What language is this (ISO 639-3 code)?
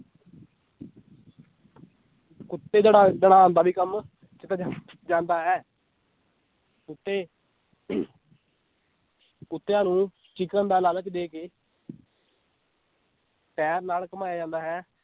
pan